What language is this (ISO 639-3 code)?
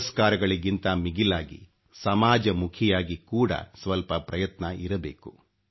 kan